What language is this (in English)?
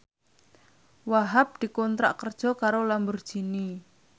Javanese